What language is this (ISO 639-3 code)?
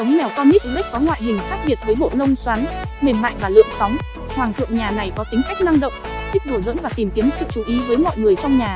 vie